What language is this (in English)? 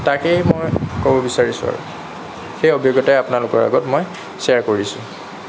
Assamese